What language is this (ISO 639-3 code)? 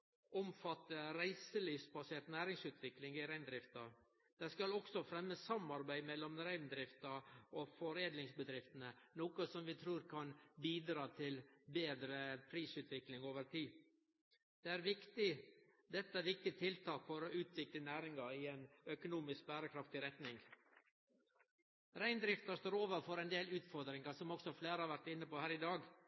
nno